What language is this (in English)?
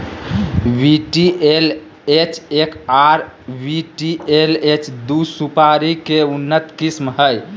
Magahi